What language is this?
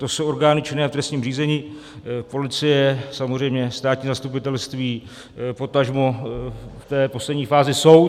Czech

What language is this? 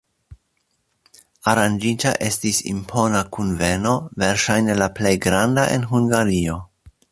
Esperanto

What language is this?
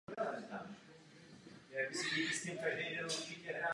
Czech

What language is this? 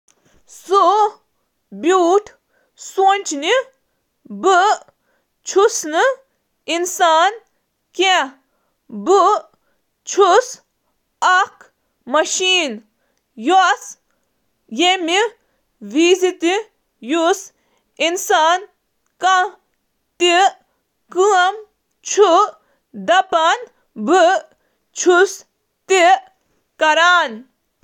Kashmiri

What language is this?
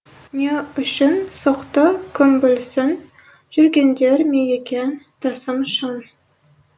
Kazakh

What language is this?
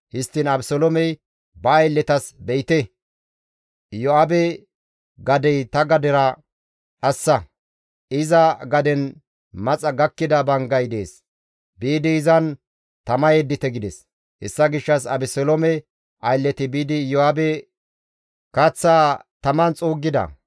Gamo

